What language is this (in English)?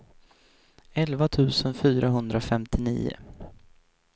Swedish